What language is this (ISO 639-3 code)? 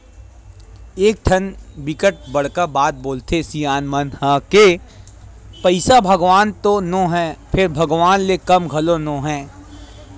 hne